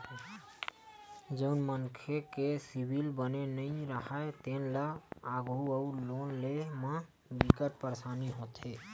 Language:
Chhattisgarhi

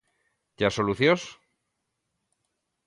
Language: Galician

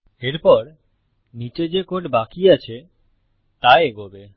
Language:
Bangla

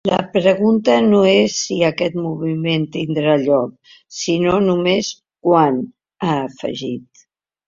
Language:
Catalan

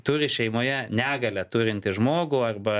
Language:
Lithuanian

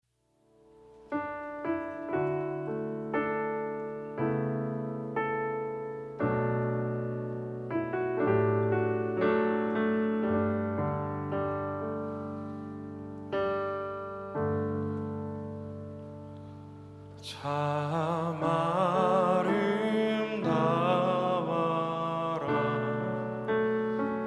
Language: Korean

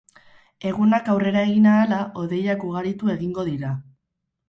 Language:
Basque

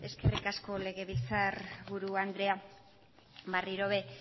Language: Basque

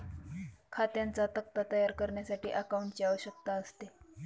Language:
Marathi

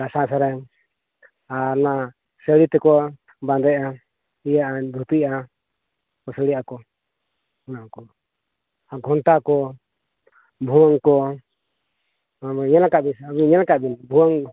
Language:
Santali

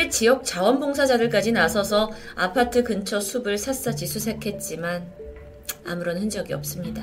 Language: Korean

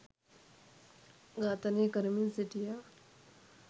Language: Sinhala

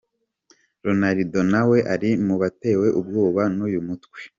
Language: Kinyarwanda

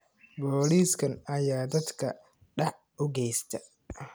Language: Somali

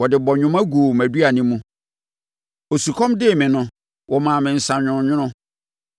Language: Akan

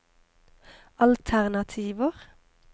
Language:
Norwegian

